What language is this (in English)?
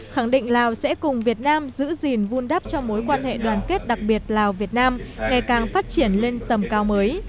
Vietnamese